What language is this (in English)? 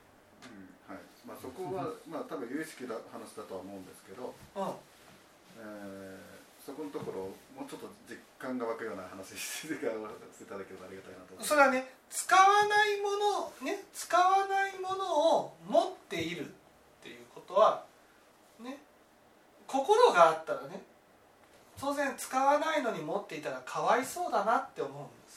Japanese